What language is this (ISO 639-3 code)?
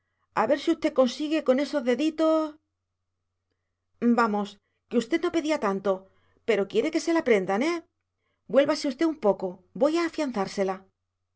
spa